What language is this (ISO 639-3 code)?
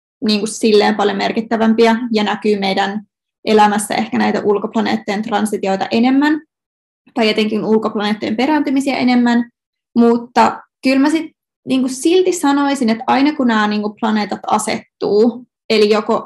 fin